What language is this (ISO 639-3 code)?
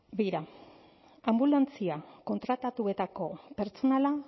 eus